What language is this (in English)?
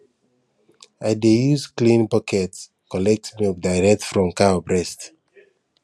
Nigerian Pidgin